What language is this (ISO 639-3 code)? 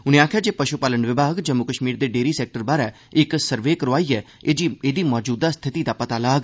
doi